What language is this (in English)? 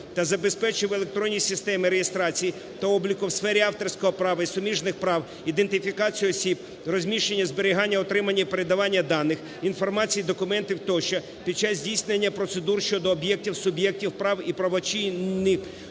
Ukrainian